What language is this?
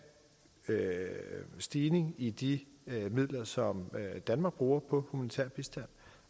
Danish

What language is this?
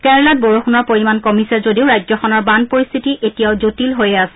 Assamese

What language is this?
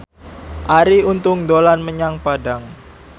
Javanese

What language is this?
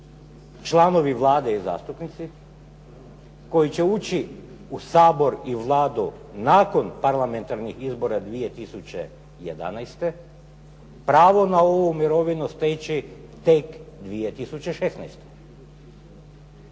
Croatian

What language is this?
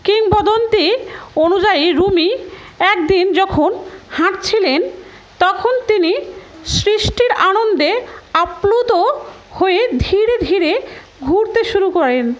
Bangla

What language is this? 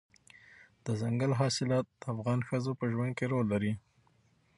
Pashto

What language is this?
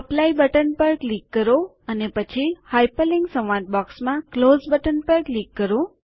Gujarati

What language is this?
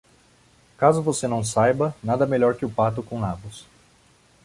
Portuguese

